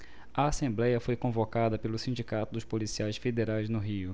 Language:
Portuguese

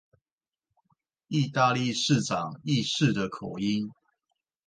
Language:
Chinese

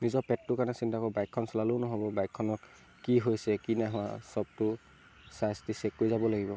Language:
Assamese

